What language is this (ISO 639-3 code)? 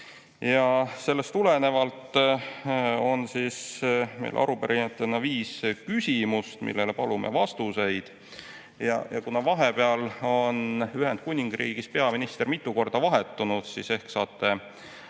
est